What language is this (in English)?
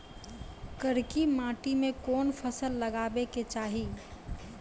Maithili